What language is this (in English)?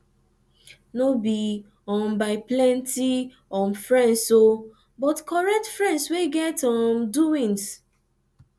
Nigerian Pidgin